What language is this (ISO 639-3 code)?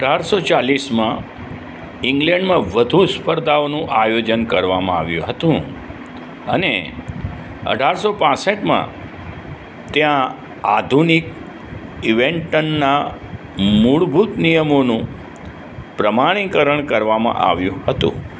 guj